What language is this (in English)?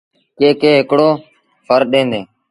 Sindhi Bhil